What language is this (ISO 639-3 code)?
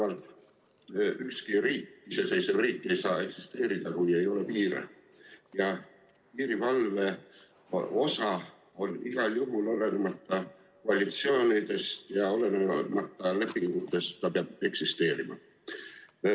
est